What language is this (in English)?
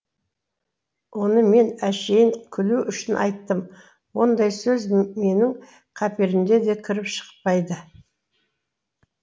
Kazakh